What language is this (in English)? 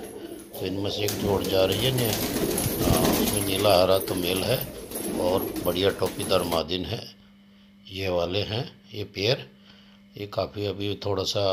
Hindi